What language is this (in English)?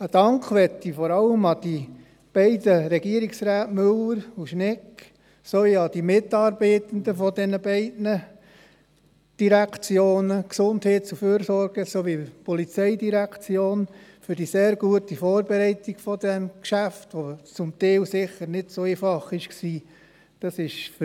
Swiss German